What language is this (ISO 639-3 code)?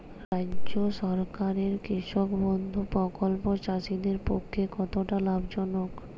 ben